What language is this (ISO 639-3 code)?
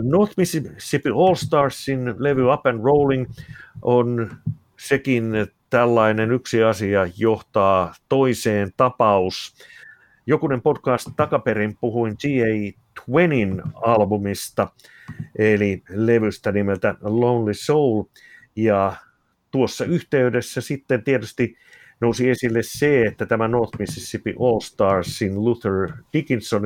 fin